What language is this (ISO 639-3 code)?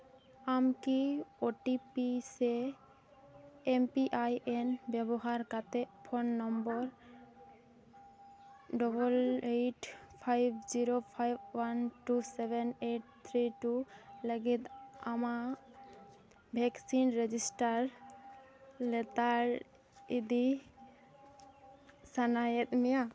sat